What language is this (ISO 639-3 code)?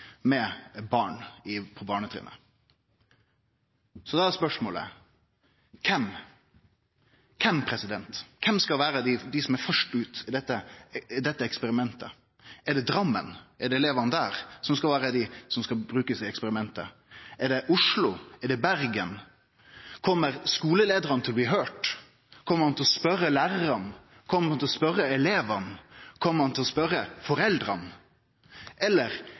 nno